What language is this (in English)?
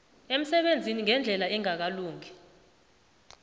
South Ndebele